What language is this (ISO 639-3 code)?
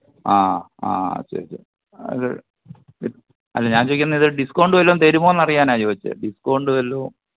mal